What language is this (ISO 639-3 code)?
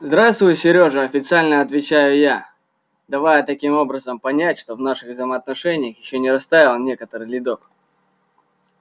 rus